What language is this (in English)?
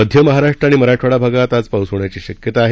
Marathi